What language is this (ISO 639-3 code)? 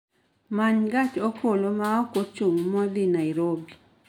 luo